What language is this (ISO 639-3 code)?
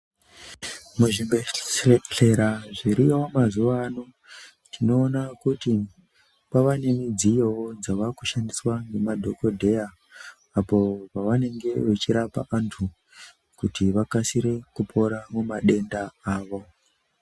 ndc